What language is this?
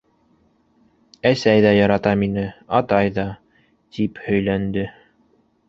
Bashkir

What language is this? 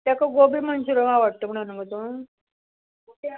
Konkani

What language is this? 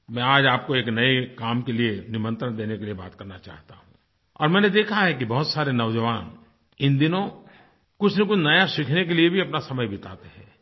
Hindi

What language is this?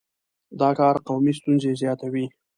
Pashto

